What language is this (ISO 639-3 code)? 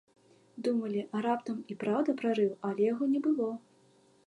bel